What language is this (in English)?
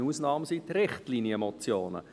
Swiss German